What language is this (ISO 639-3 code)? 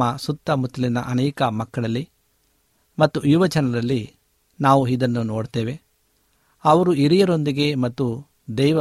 kan